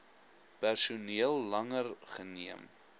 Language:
Afrikaans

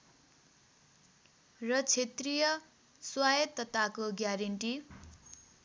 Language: Nepali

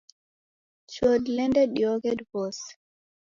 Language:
Taita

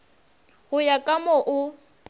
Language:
Northern Sotho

